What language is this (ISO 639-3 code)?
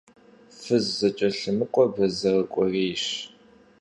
kbd